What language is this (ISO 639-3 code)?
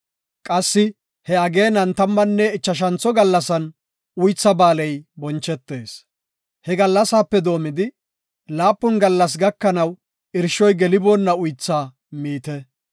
gof